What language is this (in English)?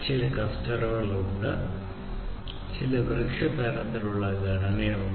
Malayalam